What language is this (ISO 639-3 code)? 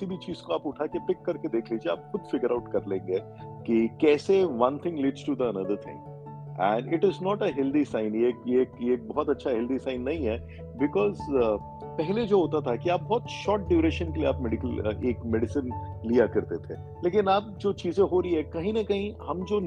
hin